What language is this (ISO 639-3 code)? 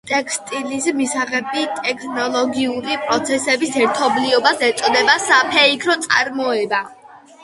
kat